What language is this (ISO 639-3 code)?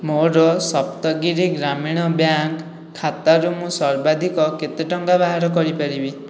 ori